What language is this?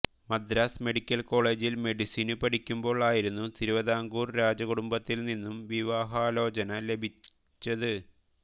Malayalam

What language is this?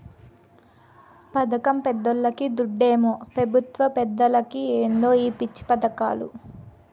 Telugu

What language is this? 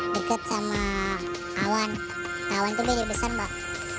Indonesian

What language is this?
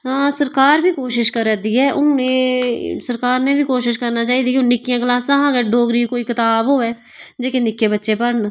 Dogri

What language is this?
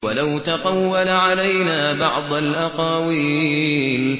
Arabic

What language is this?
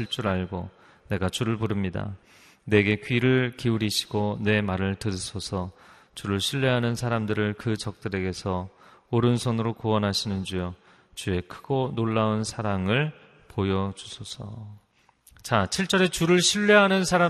Korean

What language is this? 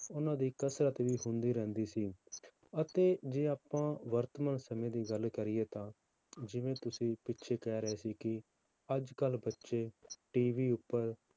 Punjabi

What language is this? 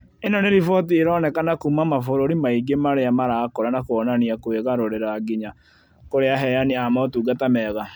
Kikuyu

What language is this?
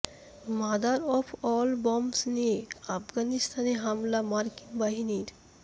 Bangla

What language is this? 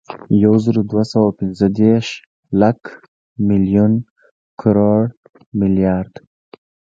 Pashto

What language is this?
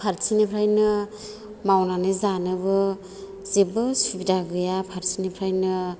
Bodo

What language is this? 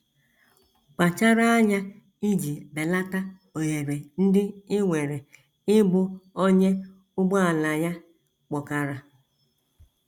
Igbo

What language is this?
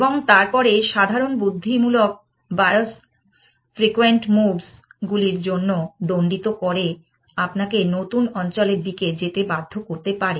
Bangla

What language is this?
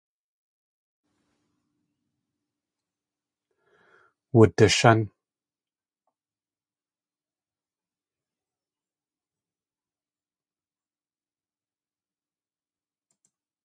Tlingit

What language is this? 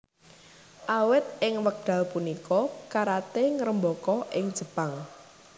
Javanese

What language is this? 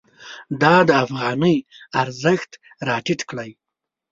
Pashto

